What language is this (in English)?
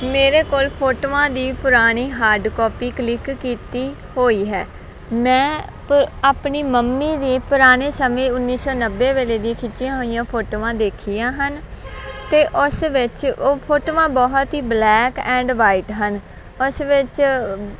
Punjabi